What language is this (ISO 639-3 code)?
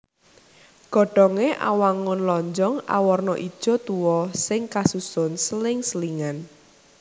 jav